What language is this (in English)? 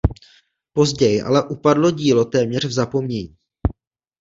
Czech